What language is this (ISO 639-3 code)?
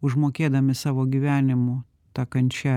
lit